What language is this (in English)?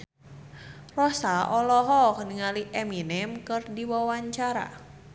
Sundanese